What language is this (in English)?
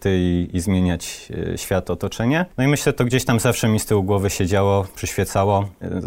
Polish